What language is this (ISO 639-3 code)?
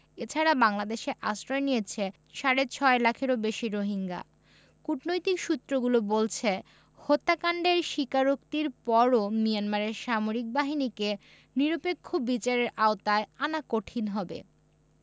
ben